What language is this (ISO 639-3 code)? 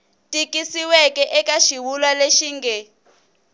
tso